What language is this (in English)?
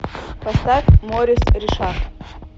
Russian